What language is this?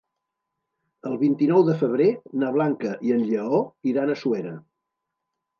Catalan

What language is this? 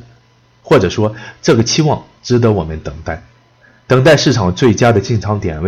Chinese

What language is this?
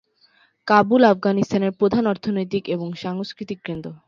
Bangla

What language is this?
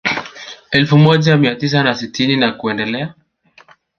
Swahili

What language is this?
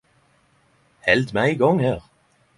Norwegian Nynorsk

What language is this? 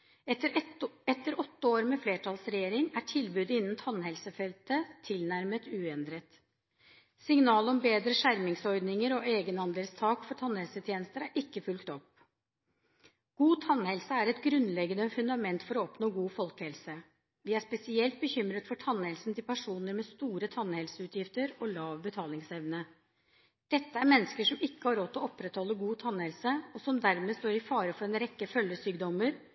Norwegian Bokmål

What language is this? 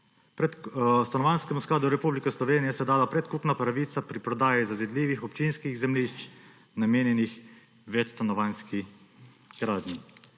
Slovenian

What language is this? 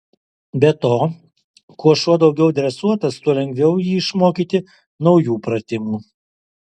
Lithuanian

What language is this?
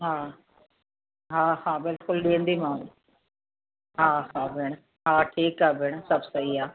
Sindhi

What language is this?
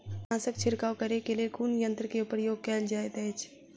Maithili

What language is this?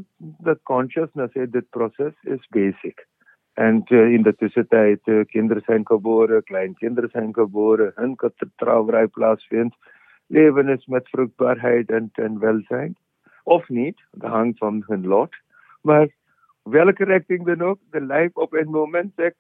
Dutch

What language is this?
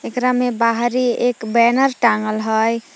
Magahi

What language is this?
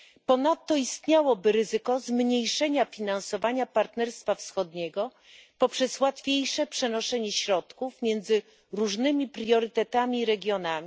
Polish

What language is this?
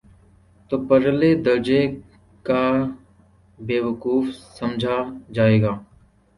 Urdu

